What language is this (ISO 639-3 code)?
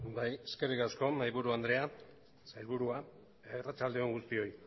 eus